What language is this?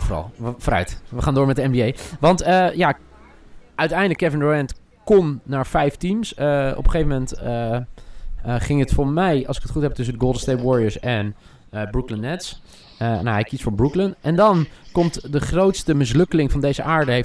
Dutch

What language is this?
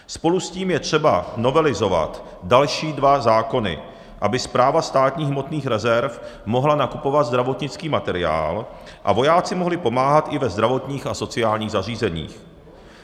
Czech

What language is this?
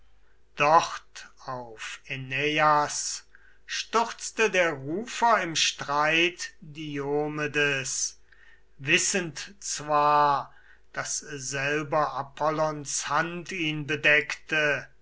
German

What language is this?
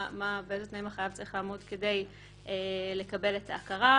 Hebrew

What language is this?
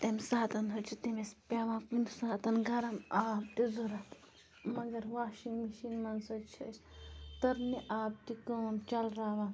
Kashmiri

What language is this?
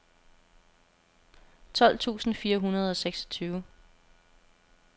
Danish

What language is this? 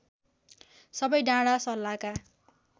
Nepali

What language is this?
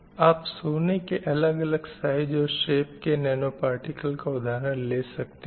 Hindi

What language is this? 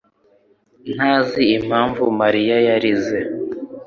Kinyarwanda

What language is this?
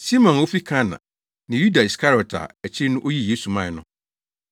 Akan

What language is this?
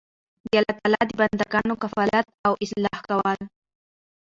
Pashto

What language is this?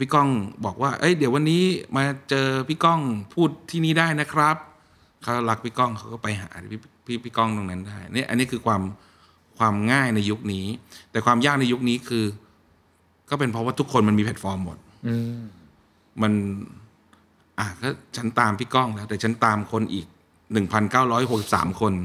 Thai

